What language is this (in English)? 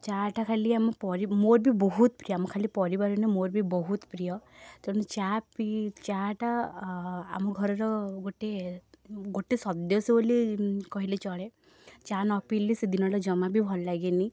Odia